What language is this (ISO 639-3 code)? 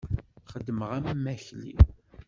kab